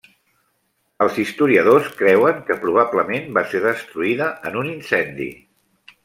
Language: Catalan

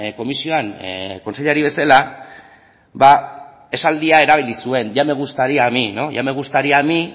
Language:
Basque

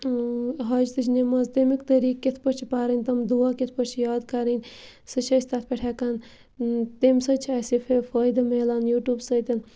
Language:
Kashmiri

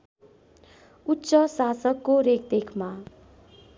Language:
Nepali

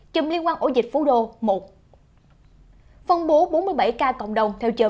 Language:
Vietnamese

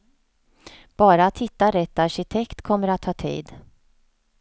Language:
Swedish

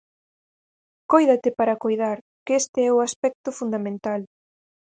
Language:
Galician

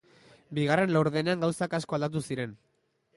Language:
Basque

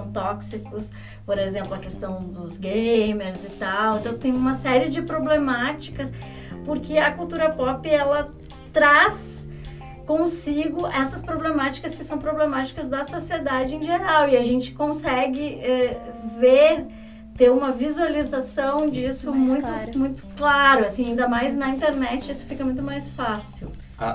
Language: Portuguese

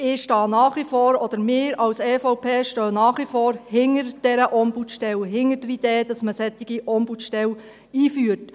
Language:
Swiss German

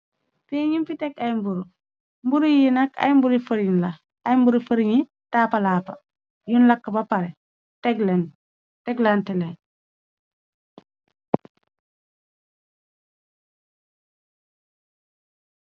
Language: Wolof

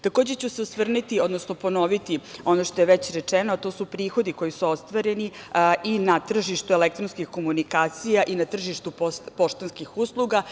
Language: Serbian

